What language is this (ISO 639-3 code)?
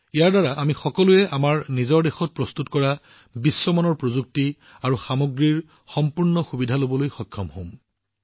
asm